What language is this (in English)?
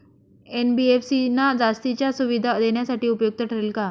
Marathi